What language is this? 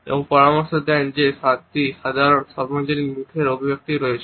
Bangla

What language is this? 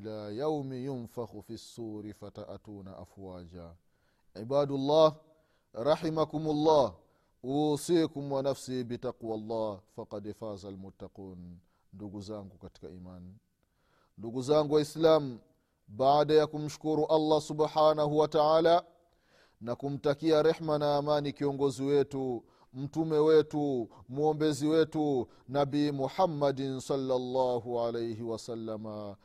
Swahili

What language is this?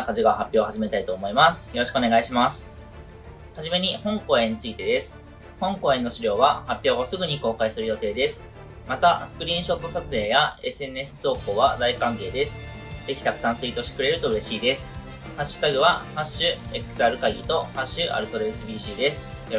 Japanese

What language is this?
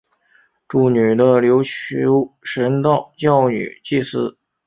Chinese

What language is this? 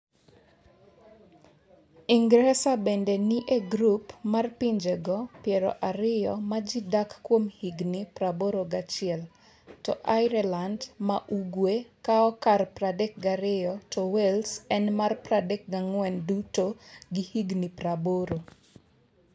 Luo (Kenya and Tanzania)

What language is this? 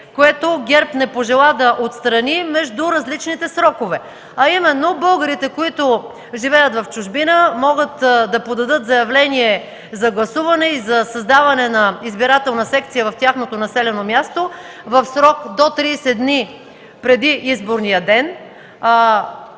Bulgarian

